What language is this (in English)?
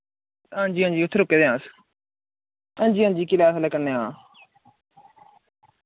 Dogri